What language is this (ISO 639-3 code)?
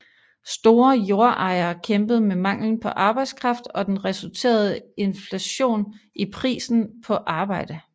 dan